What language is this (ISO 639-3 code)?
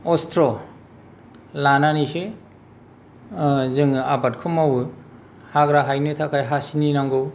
brx